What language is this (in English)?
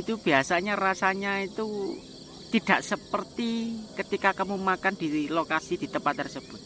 Indonesian